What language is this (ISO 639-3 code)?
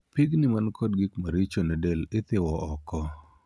luo